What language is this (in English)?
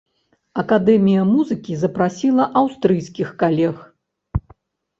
Belarusian